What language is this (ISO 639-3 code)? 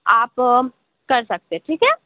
urd